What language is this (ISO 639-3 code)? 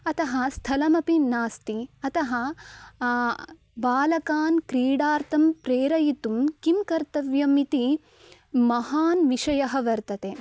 san